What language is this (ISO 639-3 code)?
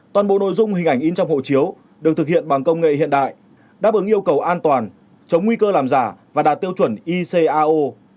vie